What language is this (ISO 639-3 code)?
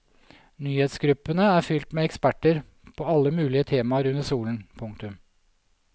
nor